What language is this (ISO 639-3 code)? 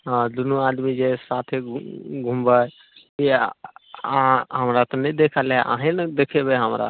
mai